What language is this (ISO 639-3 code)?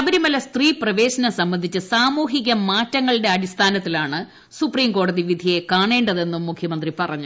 mal